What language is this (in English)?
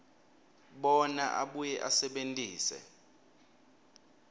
Swati